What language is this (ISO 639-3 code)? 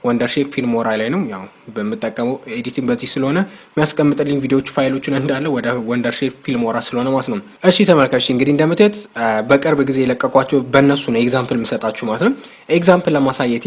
amh